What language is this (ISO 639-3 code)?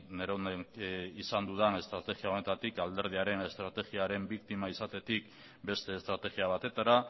eus